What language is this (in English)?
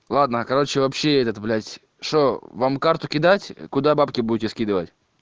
Russian